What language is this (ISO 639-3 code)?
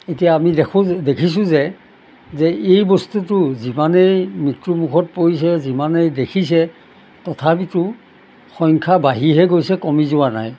asm